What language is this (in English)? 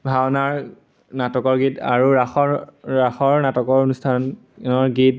Assamese